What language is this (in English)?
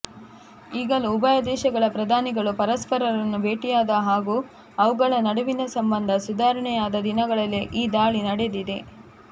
Kannada